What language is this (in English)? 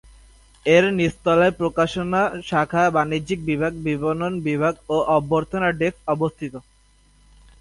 Bangla